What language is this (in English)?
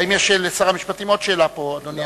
Hebrew